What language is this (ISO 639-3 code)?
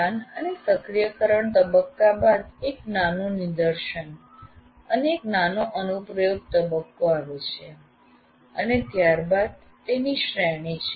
guj